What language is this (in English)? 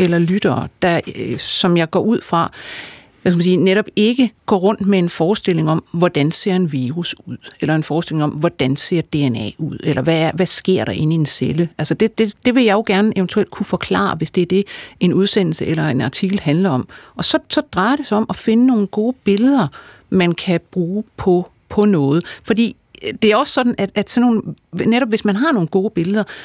Danish